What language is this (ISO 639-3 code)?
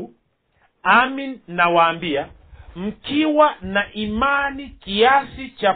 swa